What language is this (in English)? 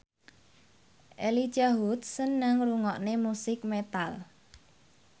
Javanese